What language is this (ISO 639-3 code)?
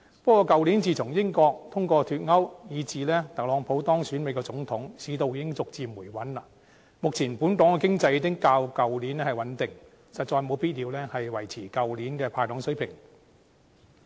yue